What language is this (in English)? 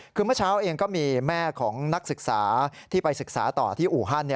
Thai